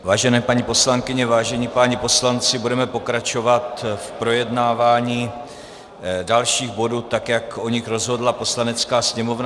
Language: Czech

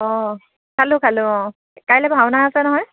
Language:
Assamese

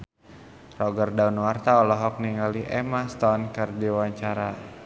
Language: Sundanese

